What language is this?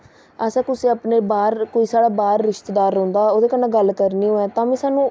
Dogri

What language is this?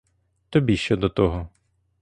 Ukrainian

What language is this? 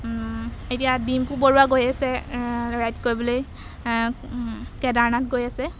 Assamese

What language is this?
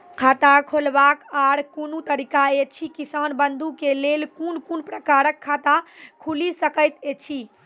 Maithili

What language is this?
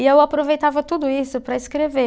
Portuguese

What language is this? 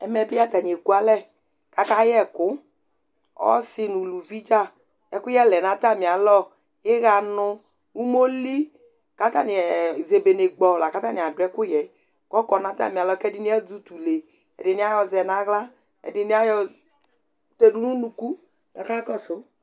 Ikposo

